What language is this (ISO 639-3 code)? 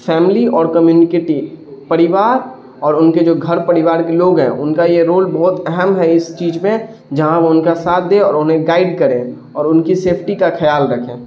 urd